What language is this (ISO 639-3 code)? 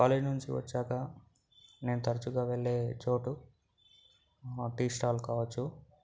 tel